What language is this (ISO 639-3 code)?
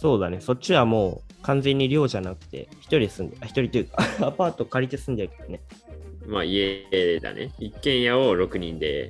jpn